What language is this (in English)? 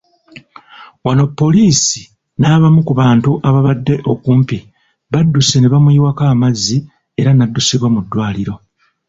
Ganda